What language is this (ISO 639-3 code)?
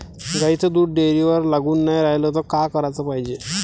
mar